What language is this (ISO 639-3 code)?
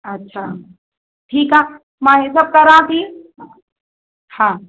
snd